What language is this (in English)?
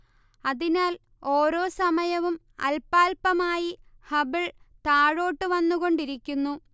Malayalam